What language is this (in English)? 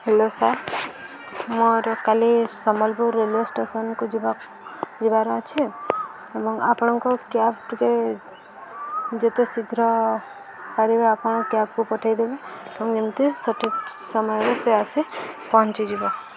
Odia